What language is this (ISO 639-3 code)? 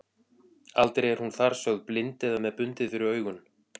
isl